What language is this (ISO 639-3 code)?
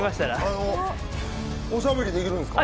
jpn